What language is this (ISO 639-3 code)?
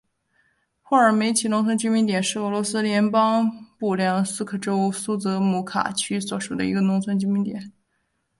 zho